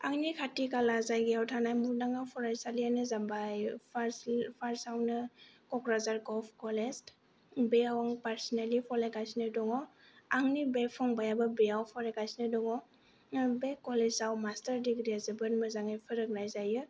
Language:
Bodo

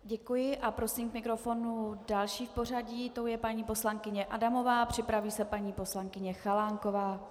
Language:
Czech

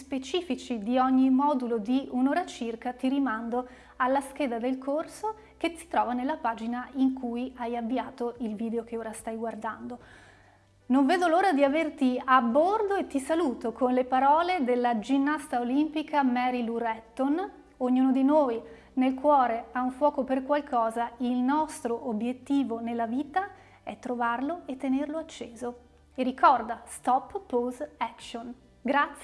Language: Italian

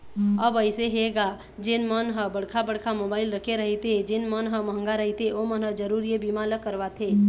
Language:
Chhattisgarhi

